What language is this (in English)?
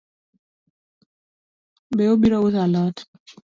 Luo (Kenya and Tanzania)